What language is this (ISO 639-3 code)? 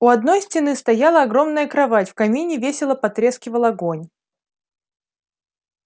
rus